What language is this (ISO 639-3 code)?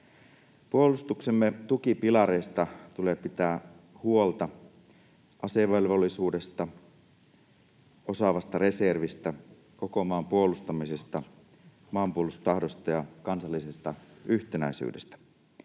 fin